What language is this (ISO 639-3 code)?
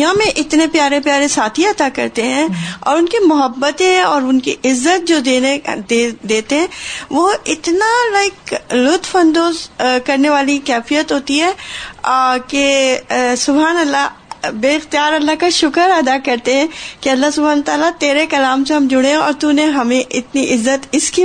urd